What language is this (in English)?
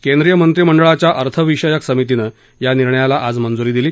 Marathi